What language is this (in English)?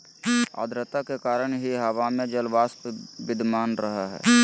Magahi